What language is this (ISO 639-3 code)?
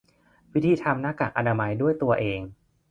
tha